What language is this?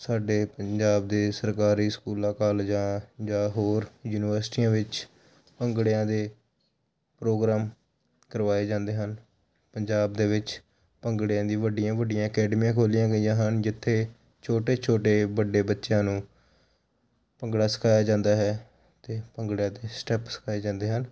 Punjabi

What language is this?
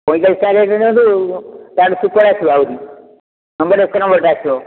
Odia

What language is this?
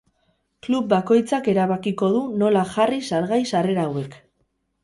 Basque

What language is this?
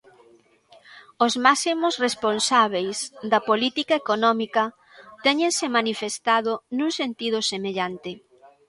Galician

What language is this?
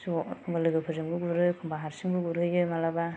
Bodo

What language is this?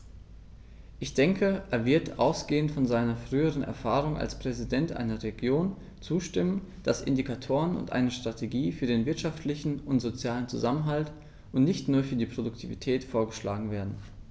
German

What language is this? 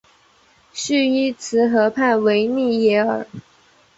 Chinese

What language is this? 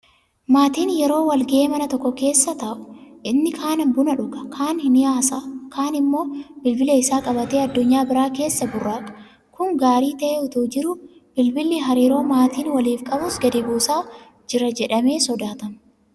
Oromo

